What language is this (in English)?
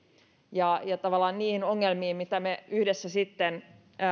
Finnish